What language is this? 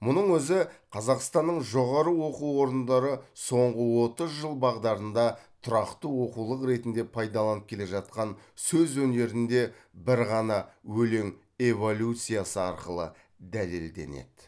Kazakh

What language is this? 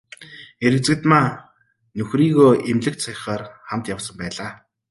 Mongolian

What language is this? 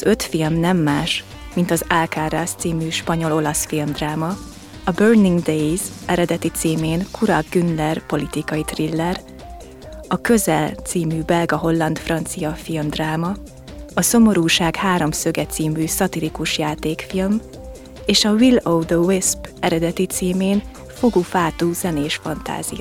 Hungarian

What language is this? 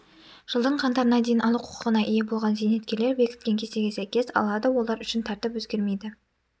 Kazakh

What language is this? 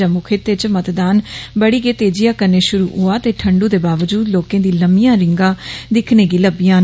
Dogri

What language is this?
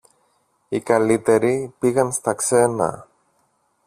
Greek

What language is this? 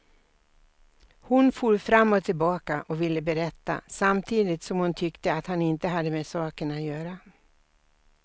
Swedish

